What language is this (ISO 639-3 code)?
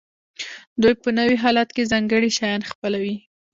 pus